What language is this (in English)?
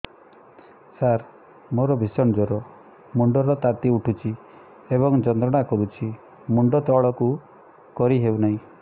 Odia